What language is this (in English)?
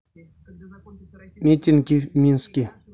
Russian